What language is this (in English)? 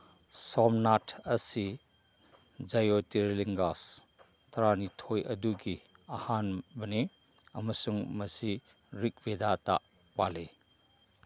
Manipuri